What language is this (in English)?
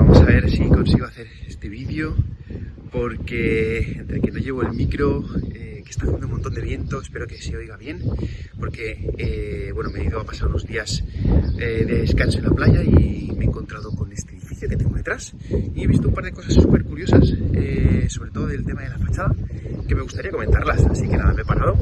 Spanish